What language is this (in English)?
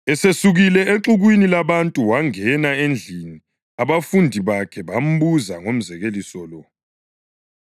North Ndebele